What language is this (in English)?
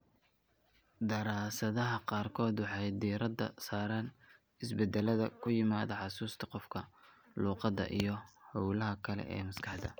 Somali